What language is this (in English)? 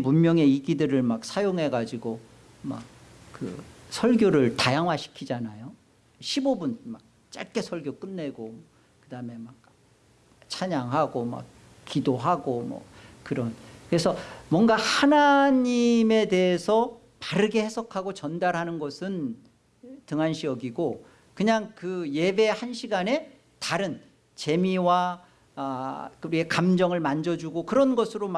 Korean